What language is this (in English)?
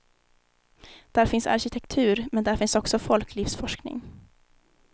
Swedish